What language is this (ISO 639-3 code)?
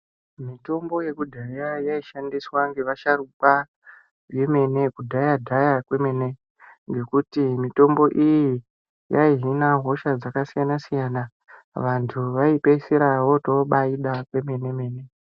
ndc